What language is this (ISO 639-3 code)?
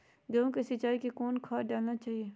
mag